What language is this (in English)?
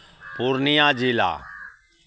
Maithili